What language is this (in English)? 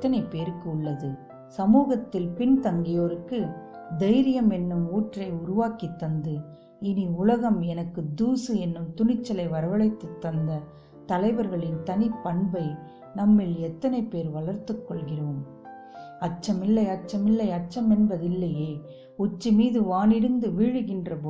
Tamil